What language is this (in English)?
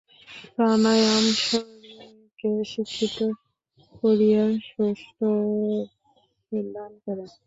Bangla